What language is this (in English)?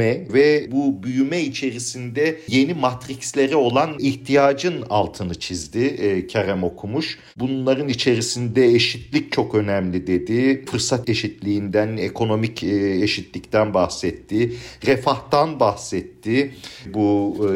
Turkish